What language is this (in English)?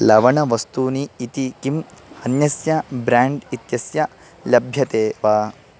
Sanskrit